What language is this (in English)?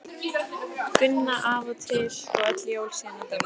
Icelandic